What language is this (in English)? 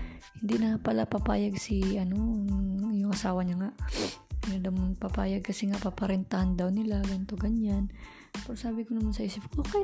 Filipino